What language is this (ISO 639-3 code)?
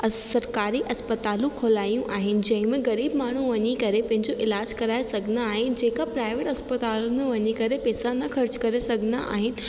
snd